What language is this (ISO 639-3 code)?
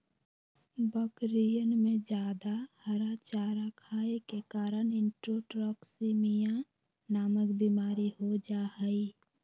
mag